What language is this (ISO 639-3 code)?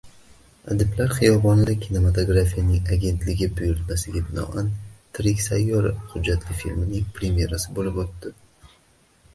uzb